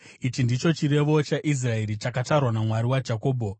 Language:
Shona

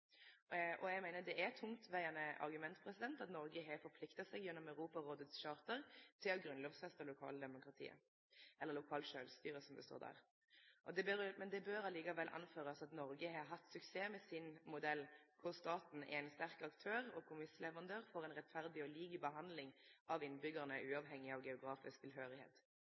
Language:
Norwegian Nynorsk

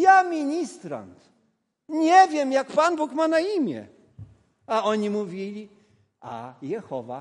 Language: Polish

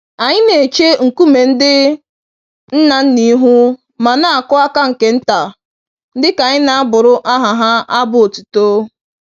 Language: Igbo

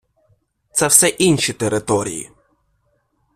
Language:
Ukrainian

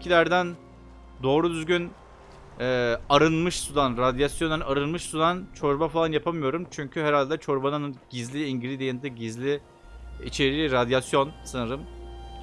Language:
Turkish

